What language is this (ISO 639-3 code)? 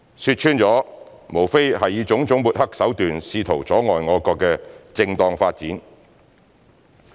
yue